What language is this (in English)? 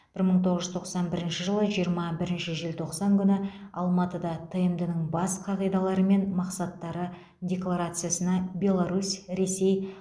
Kazakh